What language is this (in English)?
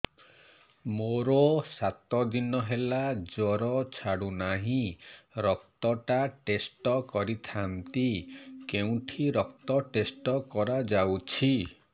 Odia